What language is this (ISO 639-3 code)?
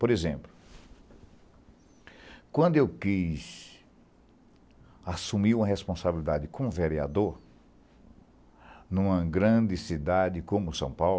por